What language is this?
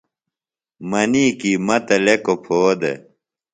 Phalura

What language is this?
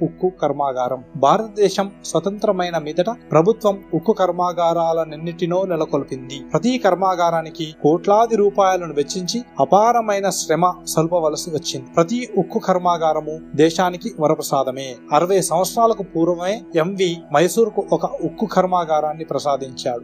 Telugu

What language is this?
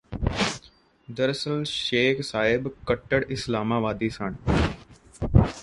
Punjabi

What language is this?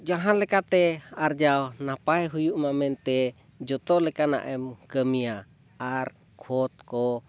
Santali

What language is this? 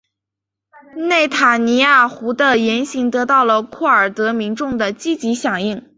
Chinese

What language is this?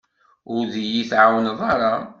Kabyle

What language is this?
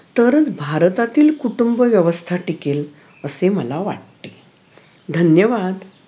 Marathi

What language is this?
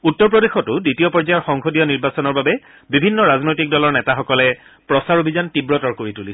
Assamese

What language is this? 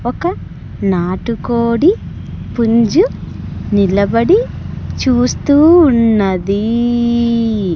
Telugu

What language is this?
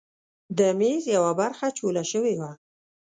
Pashto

